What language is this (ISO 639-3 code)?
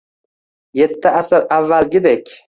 uzb